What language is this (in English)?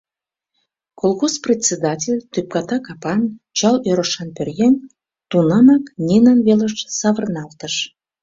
Mari